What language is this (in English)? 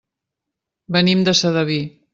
Catalan